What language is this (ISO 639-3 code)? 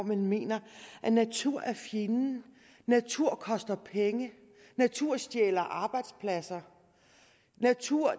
dan